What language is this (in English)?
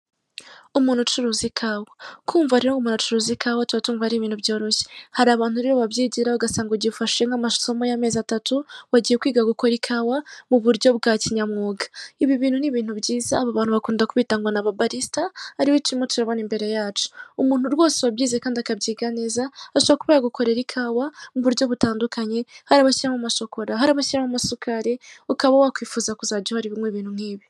Kinyarwanda